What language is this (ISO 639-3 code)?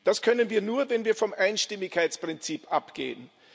deu